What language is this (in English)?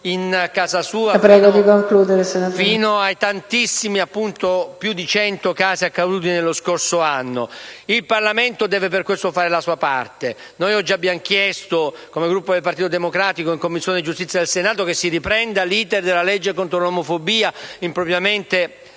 Italian